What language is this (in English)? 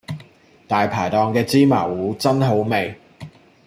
Cantonese